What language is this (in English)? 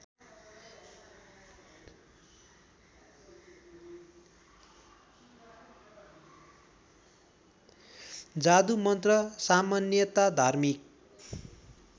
Nepali